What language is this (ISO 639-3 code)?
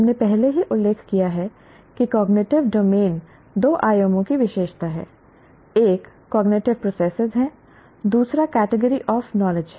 hin